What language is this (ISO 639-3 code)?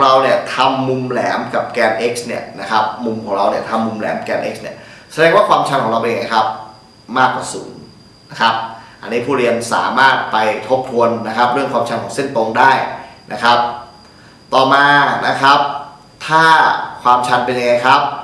tha